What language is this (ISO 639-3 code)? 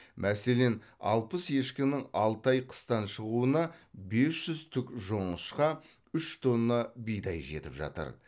kaz